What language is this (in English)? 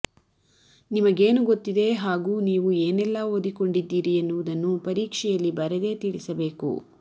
Kannada